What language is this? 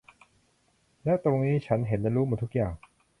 Thai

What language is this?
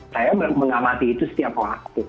Indonesian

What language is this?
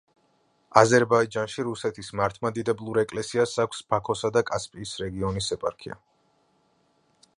Georgian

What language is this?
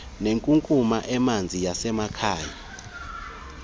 Xhosa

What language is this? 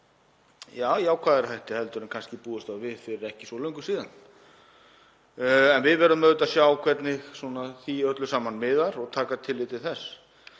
Icelandic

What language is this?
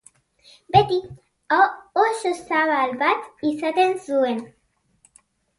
Basque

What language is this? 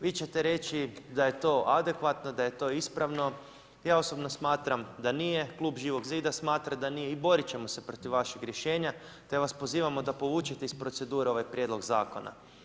Croatian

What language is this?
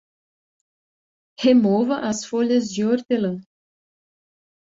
Portuguese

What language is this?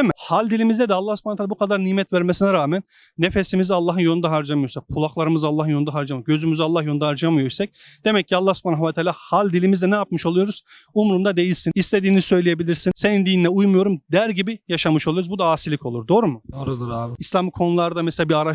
Turkish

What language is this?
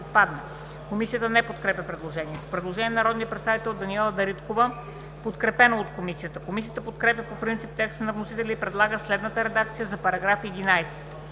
Bulgarian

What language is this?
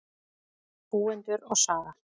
Icelandic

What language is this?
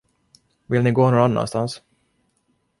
Swedish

